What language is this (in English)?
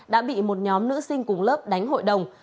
Vietnamese